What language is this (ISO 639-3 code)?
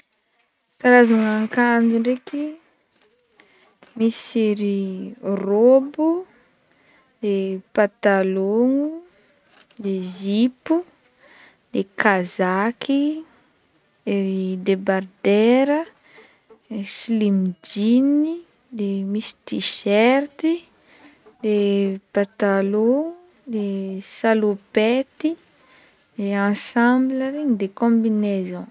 bmm